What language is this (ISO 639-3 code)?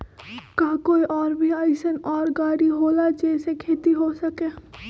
mag